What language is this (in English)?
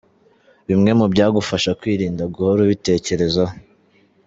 Kinyarwanda